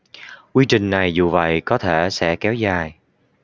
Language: Vietnamese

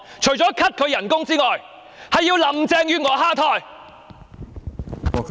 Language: Cantonese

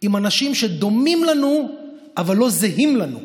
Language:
Hebrew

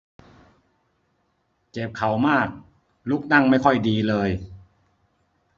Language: Thai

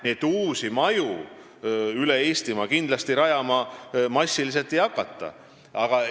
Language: Estonian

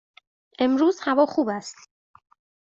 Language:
Persian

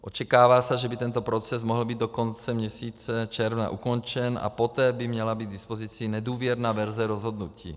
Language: Czech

